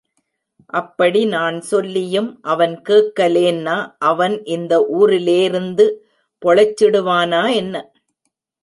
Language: Tamil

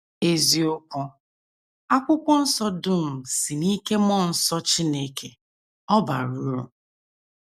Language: Igbo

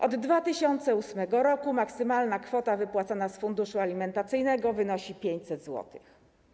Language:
Polish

